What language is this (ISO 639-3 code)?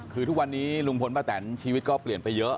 tha